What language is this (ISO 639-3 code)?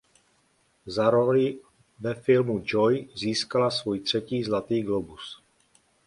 ces